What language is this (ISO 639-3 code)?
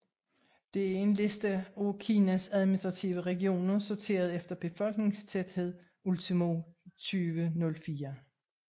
dan